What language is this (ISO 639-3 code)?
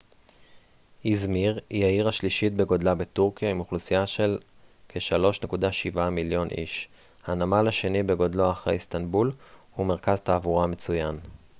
heb